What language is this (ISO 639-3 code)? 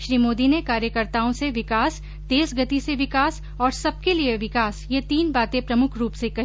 hin